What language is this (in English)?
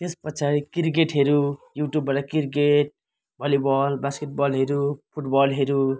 Nepali